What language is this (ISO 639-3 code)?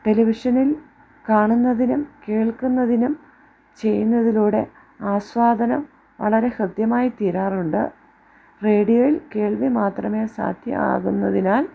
mal